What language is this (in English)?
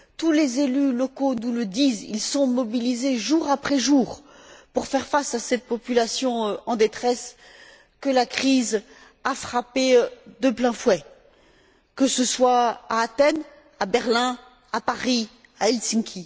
French